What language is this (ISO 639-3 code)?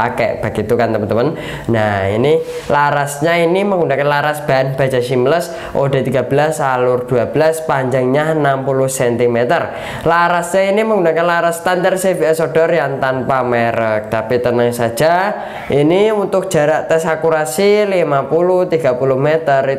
ind